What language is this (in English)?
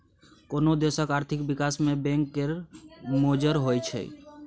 Maithili